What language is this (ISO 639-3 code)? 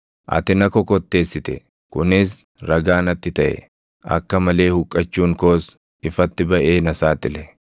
orm